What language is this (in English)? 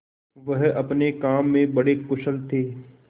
Hindi